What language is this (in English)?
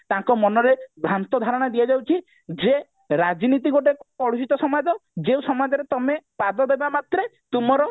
Odia